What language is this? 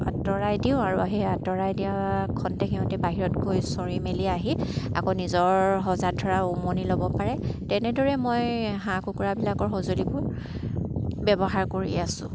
Assamese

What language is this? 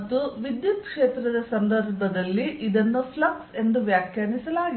Kannada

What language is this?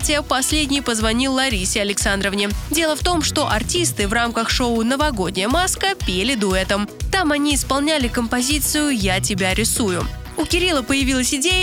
Russian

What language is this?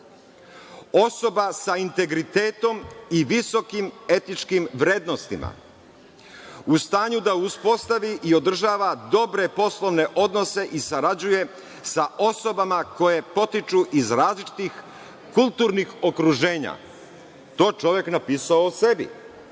Serbian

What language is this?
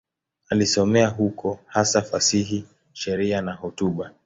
Swahili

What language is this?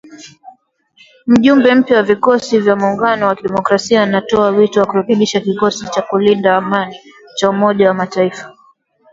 Swahili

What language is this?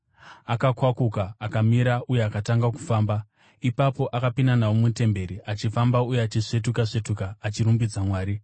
Shona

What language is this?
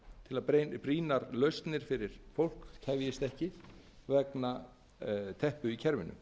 Icelandic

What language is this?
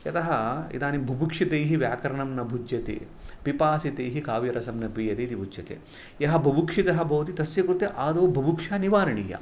Sanskrit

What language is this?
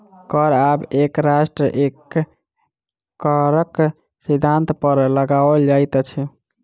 Maithili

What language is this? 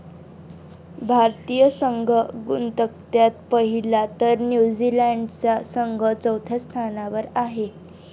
Marathi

